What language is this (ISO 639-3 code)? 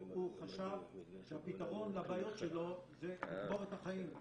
heb